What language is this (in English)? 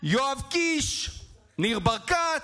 Hebrew